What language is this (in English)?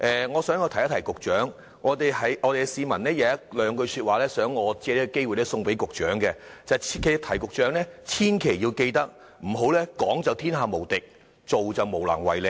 Cantonese